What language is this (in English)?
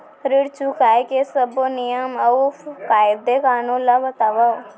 Chhattisgarhi